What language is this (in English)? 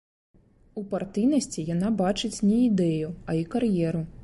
Belarusian